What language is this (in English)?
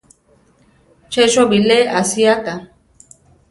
Central Tarahumara